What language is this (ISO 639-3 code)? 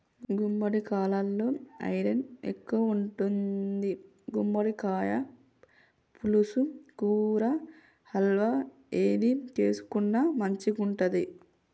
tel